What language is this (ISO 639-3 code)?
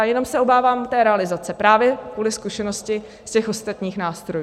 ces